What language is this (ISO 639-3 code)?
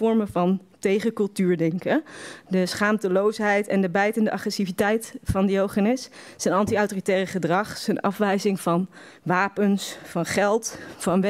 nld